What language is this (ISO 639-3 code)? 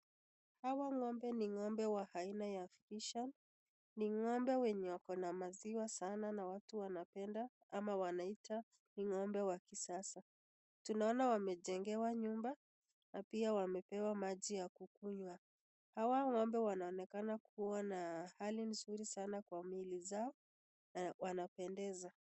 swa